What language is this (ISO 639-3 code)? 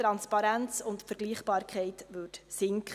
gsw